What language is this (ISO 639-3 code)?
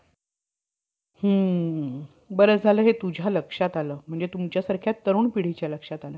mar